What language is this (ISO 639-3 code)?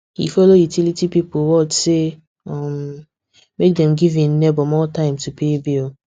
pcm